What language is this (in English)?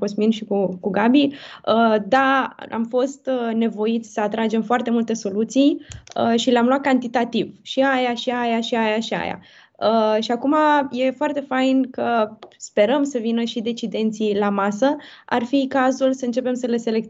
Romanian